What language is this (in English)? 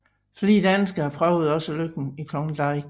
Danish